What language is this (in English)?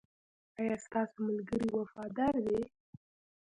Pashto